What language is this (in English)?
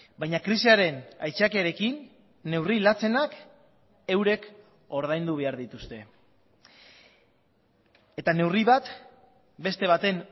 Basque